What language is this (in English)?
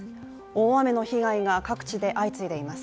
Japanese